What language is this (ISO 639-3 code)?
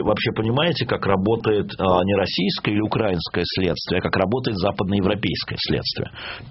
rus